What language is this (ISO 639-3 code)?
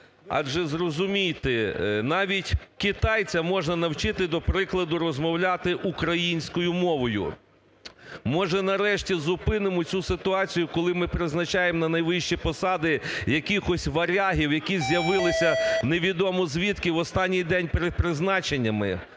ukr